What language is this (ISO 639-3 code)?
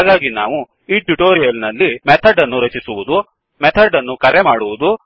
kan